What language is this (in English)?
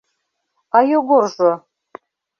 Mari